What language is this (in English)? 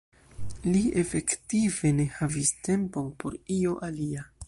Esperanto